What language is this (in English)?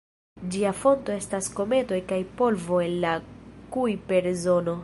Esperanto